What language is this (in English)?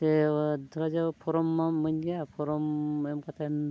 Santali